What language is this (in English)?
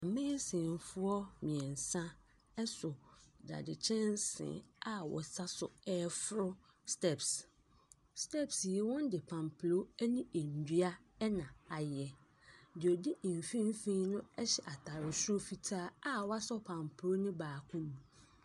Akan